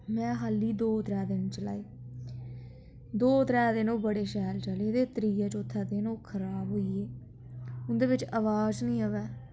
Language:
Dogri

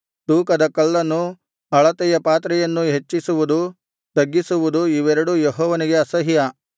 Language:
Kannada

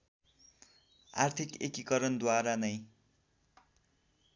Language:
Nepali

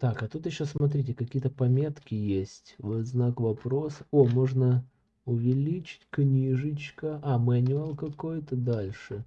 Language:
Russian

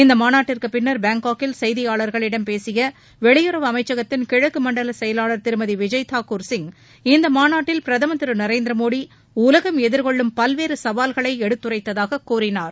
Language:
Tamil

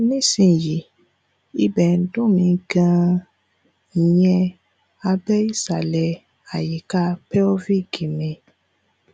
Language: Yoruba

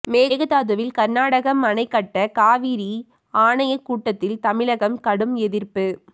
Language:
Tamil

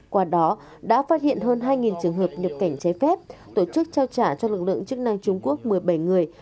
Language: Vietnamese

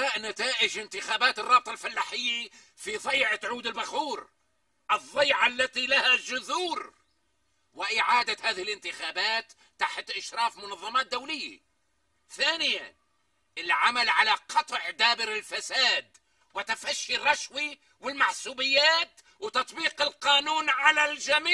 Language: Arabic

